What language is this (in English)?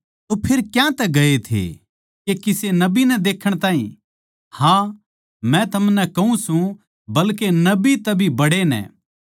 Haryanvi